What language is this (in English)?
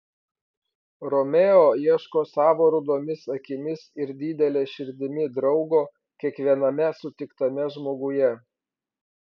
Lithuanian